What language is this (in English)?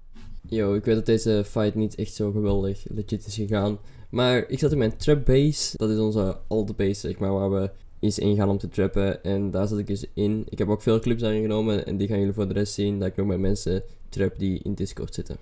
Dutch